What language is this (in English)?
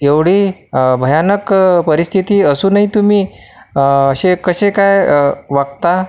Marathi